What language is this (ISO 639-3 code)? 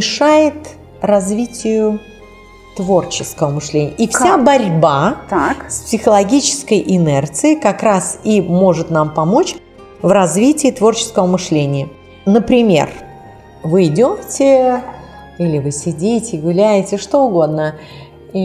rus